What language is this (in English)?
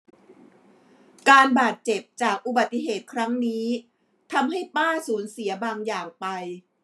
Thai